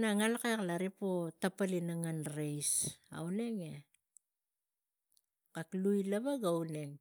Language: Tigak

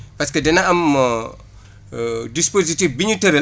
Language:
Wolof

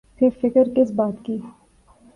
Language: Urdu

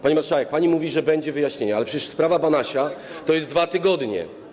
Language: Polish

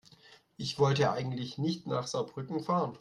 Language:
German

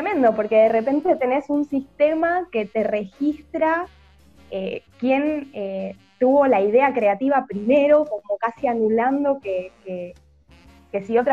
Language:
Spanish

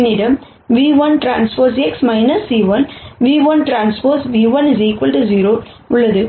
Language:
Tamil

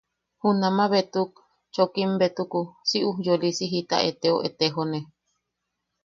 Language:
Yaqui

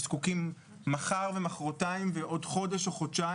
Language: Hebrew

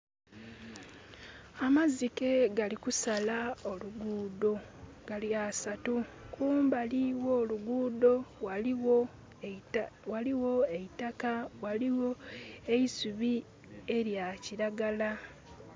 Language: Soga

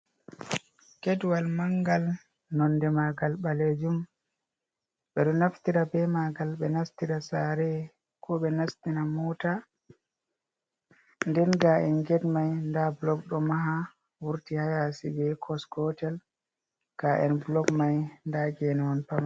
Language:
Fula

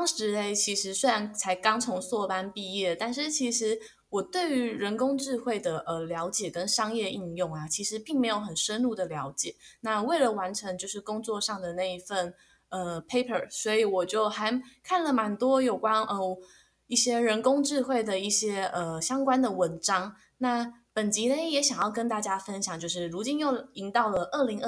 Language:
Chinese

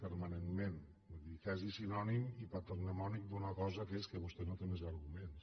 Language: Catalan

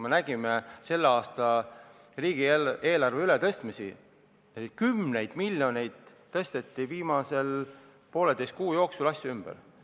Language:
Estonian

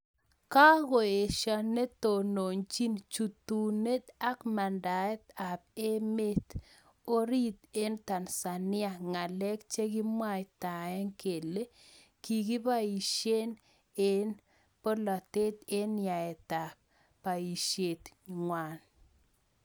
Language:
Kalenjin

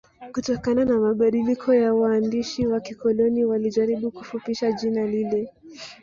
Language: Swahili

